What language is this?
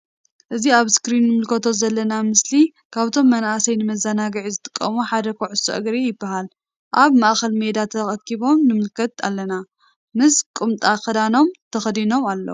Tigrinya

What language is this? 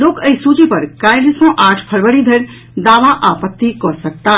Maithili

